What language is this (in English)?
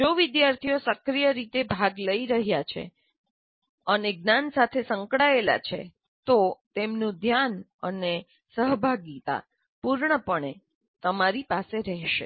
Gujarati